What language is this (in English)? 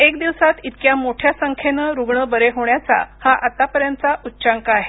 Marathi